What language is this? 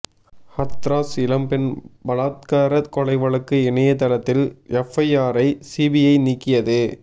Tamil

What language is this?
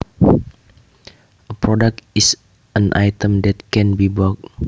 Javanese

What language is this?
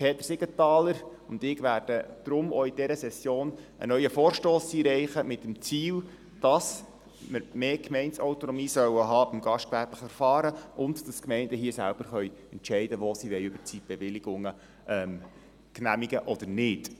Swiss German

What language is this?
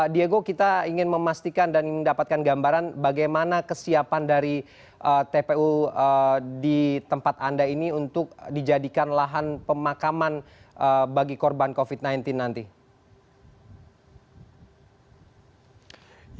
Indonesian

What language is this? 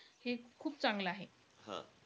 Marathi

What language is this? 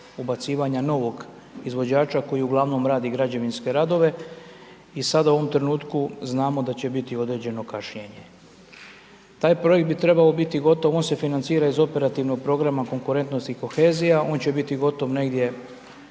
Croatian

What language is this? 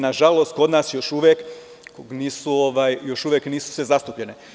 Serbian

